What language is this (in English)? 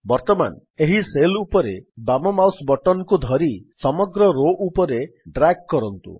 Odia